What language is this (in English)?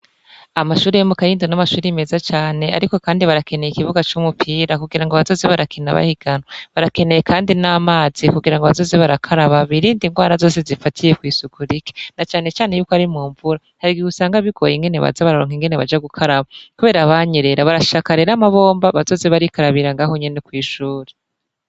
Rundi